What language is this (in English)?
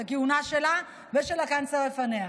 Hebrew